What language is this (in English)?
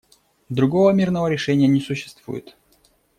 Russian